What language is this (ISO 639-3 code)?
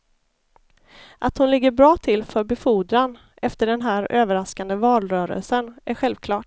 swe